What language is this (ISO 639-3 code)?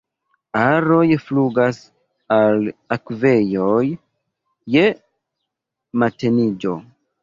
epo